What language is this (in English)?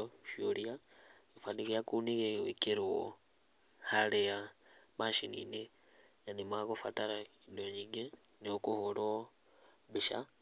Kikuyu